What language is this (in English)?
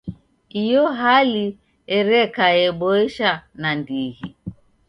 Taita